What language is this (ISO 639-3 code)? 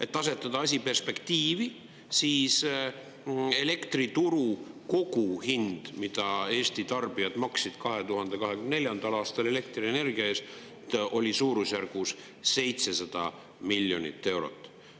est